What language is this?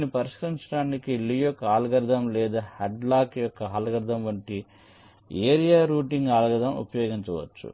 Telugu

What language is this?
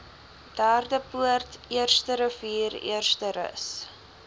Afrikaans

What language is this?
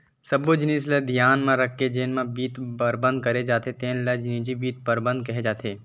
Chhattisgarhi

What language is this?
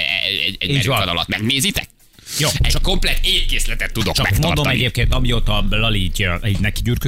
Hungarian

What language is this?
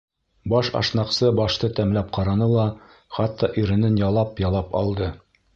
Bashkir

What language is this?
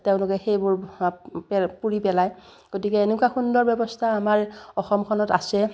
Assamese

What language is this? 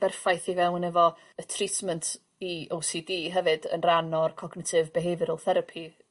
Welsh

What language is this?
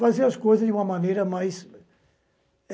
Portuguese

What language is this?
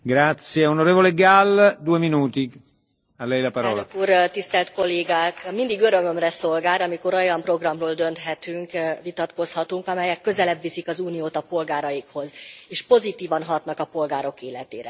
Hungarian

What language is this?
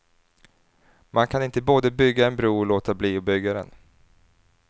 Swedish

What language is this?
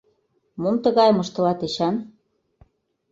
Mari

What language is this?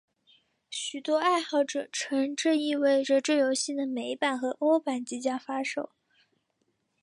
Chinese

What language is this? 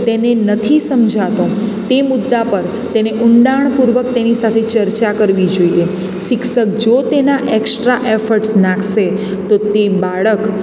Gujarati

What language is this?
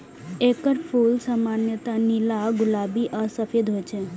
Maithili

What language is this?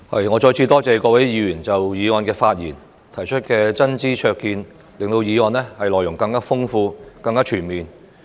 Cantonese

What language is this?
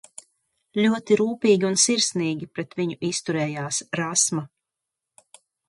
Latvian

